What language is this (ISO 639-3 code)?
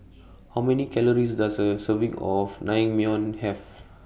eng